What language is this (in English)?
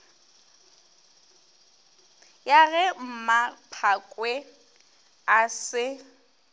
Northern Sotho